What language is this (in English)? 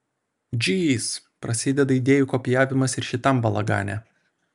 Lithuanian